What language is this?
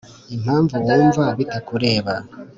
Kinyarwanda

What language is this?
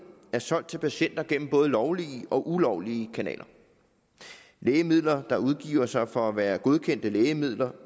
Danish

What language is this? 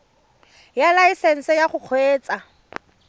Tswana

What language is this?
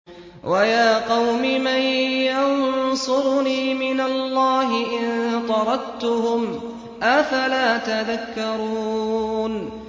Arabic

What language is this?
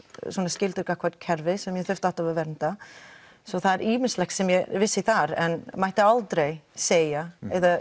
Icelandic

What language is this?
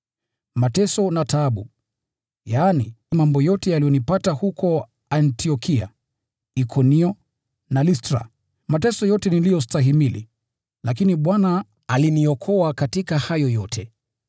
Swahili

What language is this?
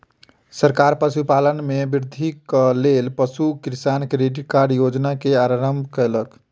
Maithili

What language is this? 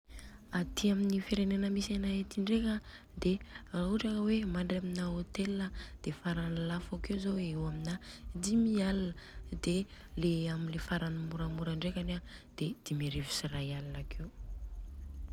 Southern Betsimisaraka Malagasy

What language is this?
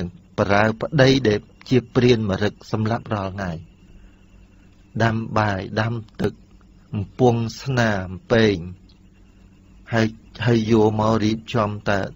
Thai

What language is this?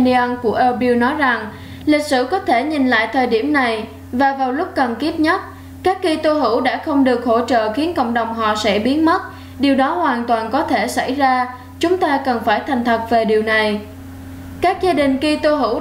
Vietnamese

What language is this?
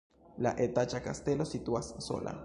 Esperanto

